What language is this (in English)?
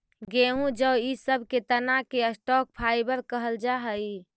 Magahi